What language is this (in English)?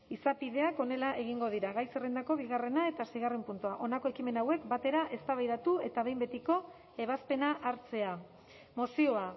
Basque